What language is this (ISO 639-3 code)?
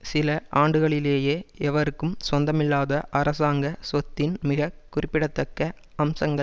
tam